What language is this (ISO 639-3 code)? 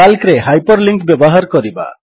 ori